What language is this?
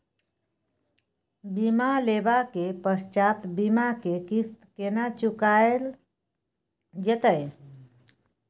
Maithili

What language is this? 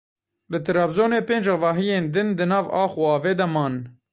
Kurdish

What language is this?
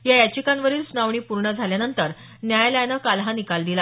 Marathi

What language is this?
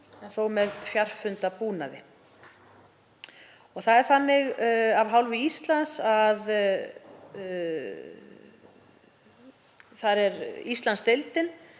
Icelandic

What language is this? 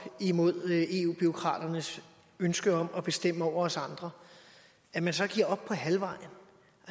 Danish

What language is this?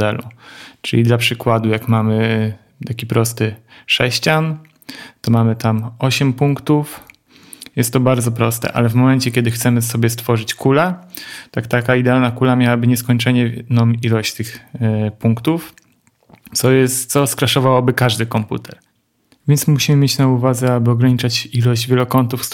Polish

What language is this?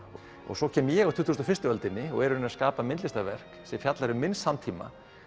Icelandic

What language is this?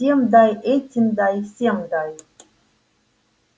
Russian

